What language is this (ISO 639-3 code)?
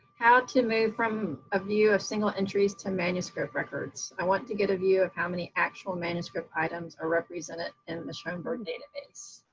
eng